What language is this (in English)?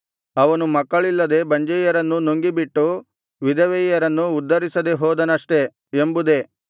Kannada